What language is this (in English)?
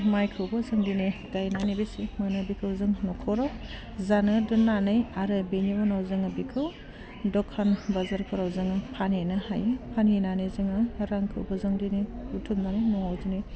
Bodo